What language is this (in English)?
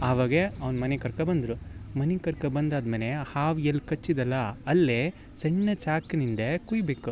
Kannada